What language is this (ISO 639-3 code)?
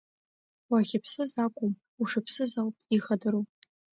abk